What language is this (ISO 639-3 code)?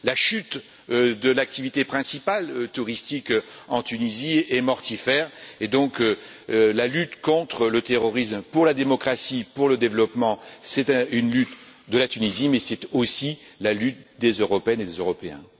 fra